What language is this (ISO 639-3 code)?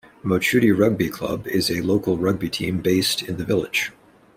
eng